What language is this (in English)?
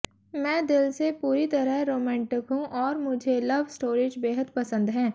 Hindi